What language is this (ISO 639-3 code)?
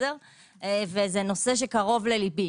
heb